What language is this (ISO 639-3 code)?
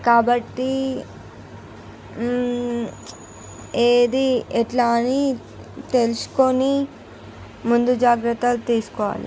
tel